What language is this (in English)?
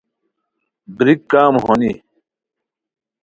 Khowar